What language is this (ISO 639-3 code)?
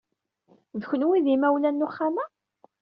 kab